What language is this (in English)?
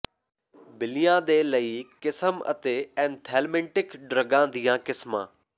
Punjabi